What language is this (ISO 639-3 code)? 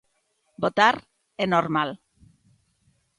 glg